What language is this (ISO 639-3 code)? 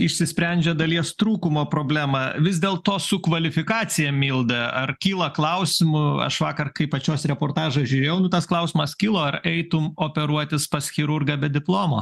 lit